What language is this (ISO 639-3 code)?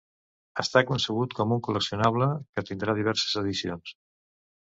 cat